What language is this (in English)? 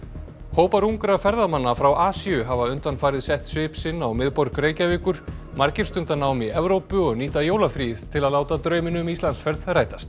Icelandic